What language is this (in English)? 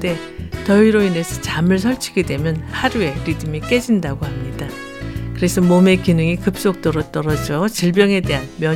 Korean